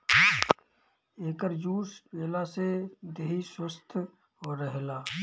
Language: Bhojpuri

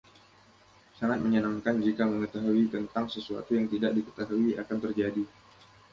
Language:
Indonesian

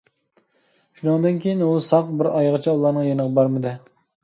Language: Uyghur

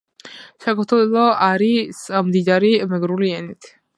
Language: Georgian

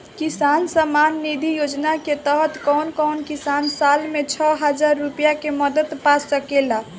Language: Bhojpuri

